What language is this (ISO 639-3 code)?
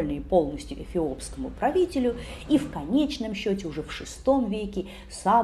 rus